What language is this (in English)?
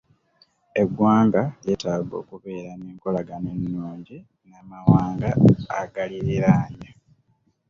Ganda